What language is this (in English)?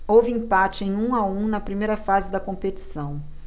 Portuguese